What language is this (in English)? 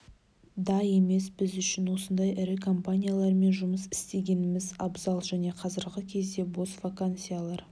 Kazakh